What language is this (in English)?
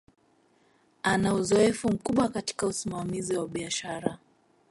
Swahili